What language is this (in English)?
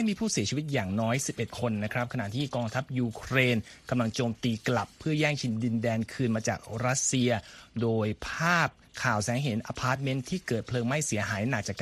Thai